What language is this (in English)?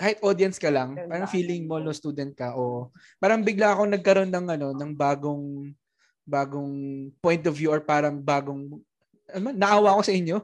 Filipino